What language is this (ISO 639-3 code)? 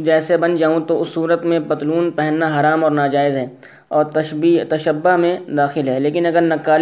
urd